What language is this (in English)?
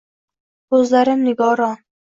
Uzbek